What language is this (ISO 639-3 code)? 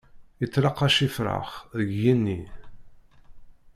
kab